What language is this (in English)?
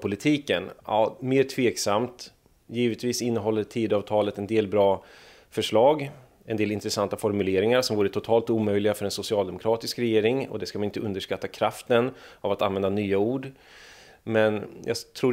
Swedish